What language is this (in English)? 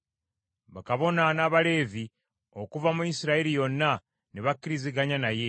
Ganda